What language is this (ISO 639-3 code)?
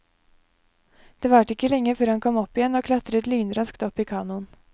nor